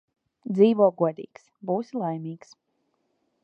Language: Latvian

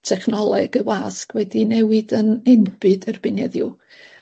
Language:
Welsh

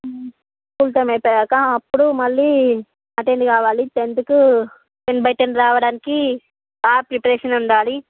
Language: Telugu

